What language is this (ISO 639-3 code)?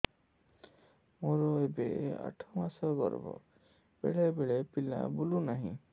ori